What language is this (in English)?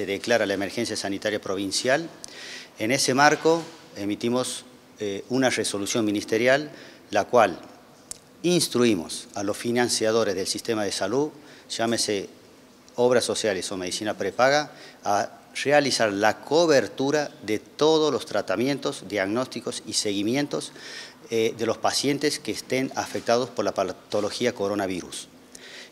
Spanish